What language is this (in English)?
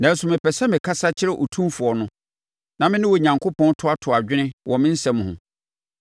Akan